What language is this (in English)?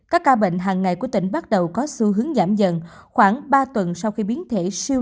Vietnamese